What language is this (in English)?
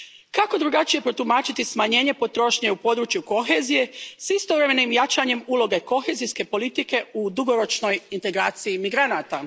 Croatian